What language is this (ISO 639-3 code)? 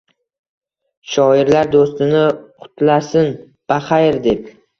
uzb